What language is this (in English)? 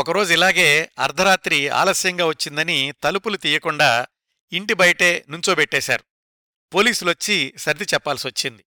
Telugu